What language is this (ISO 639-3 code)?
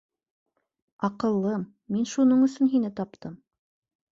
bak